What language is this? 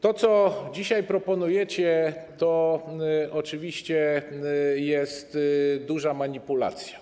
Polish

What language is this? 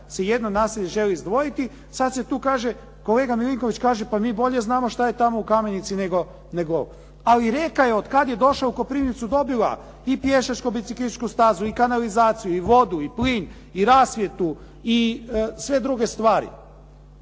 Croatian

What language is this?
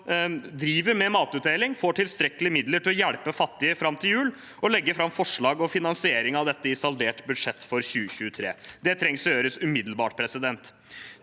Norwegian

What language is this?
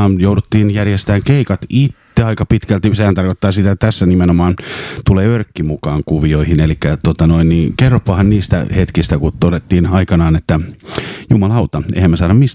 Finnish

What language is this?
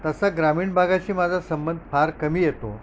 Marathi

